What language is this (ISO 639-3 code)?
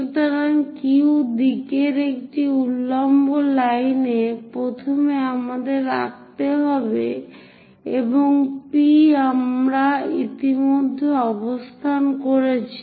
ben